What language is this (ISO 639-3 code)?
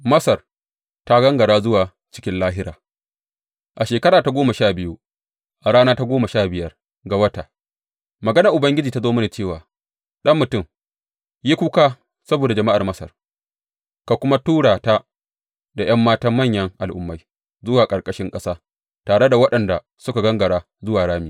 hau